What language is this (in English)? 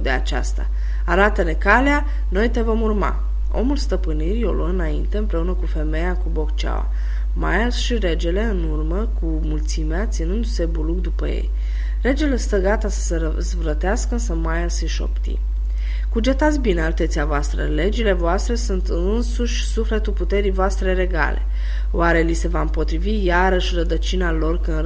Romanian